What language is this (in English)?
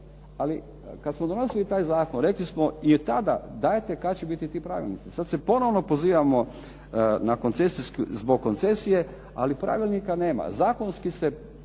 Croatian